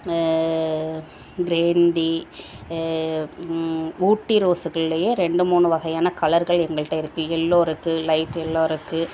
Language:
Tamil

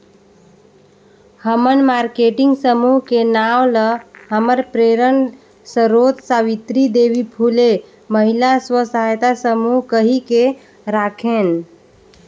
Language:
Chhattisgarhi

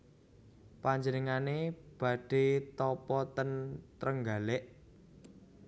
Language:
Javanese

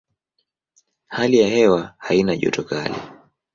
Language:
Swahili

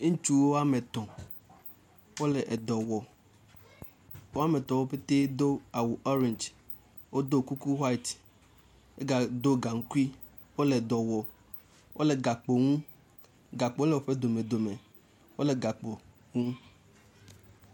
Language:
Ewe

